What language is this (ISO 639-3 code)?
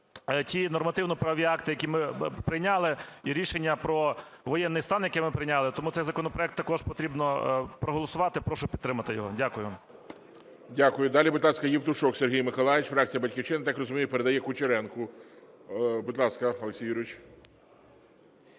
ukr